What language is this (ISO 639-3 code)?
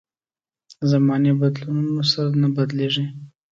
pus